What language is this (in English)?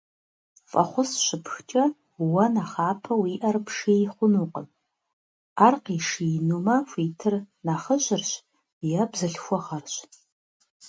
Kabardian